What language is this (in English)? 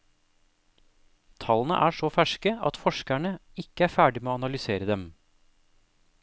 Norwegian